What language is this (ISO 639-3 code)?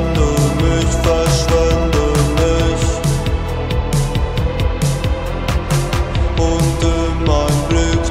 ron